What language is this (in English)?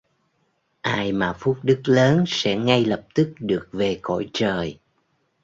Vietnamese